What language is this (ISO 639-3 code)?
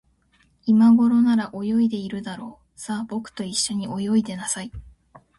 jpn